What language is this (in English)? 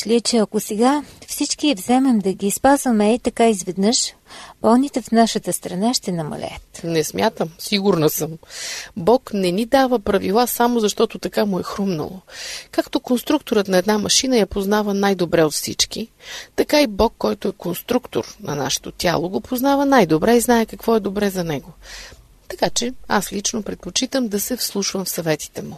Bulgarian